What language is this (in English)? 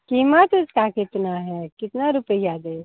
Hindi